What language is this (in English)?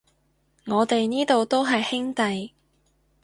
Cantonese